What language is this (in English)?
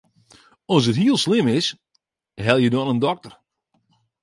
Western Frisian